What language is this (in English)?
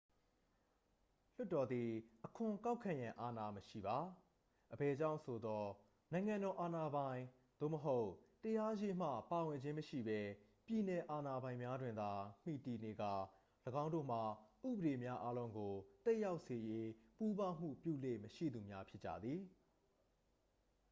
Burmese